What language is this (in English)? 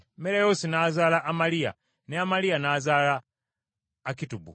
Ganda